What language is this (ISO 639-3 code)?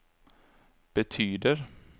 swe